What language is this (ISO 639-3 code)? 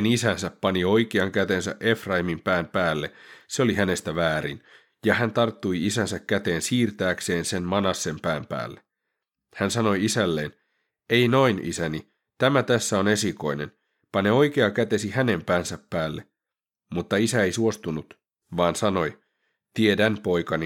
fin